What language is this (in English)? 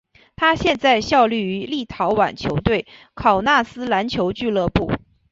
Chinese